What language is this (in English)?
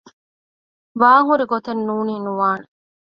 Divehi